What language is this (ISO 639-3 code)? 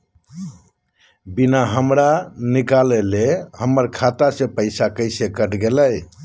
mag